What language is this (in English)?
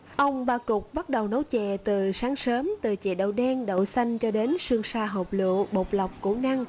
Vietnamese